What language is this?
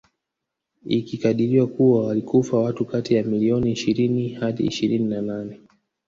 Swahili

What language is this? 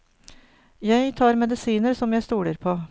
Norwegian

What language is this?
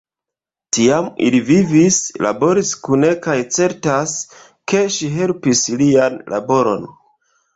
Esperanto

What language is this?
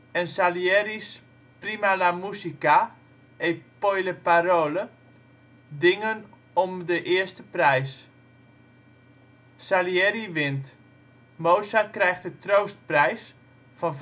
Dutch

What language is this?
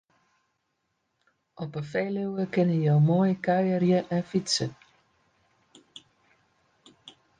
Western Frisian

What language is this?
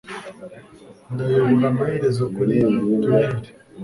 Kinyarwanda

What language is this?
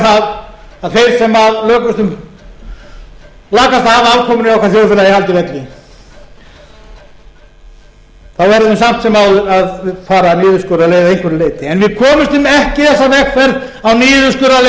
Icelandic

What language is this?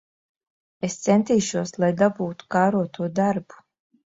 Latvian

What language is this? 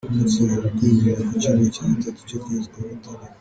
Kinyarwanda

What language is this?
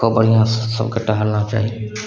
Maithili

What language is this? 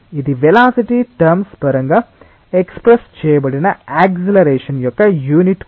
Telugu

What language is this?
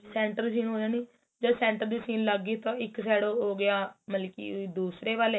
Punjabi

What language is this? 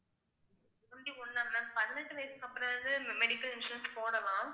Tamil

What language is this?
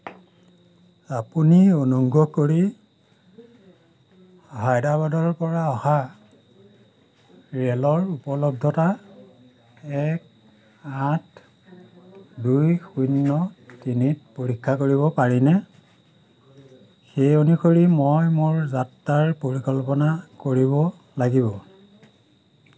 Assamese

